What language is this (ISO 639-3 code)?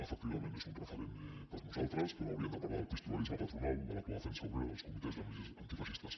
cat